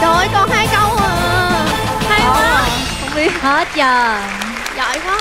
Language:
Vietnamese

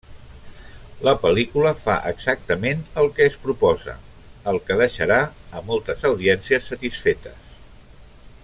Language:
Catalan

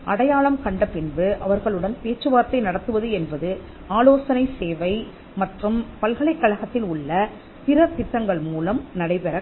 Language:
Tamil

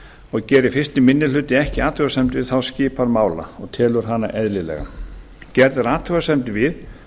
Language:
Icelandic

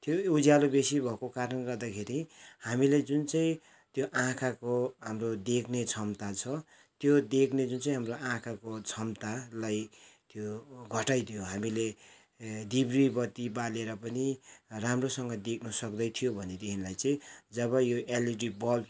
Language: Nepali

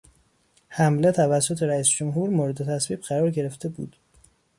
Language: Persian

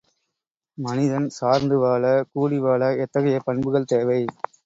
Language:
Tamil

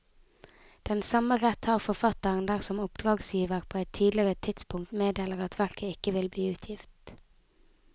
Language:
Norwegian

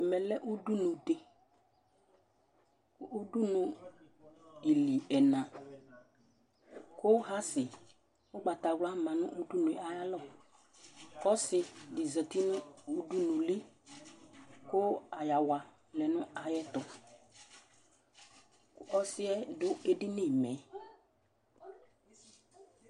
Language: Ikposo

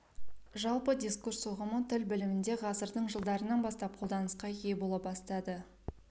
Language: Kazakh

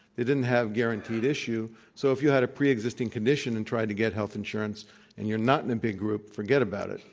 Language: English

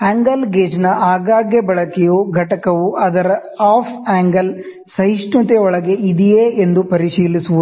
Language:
Kannada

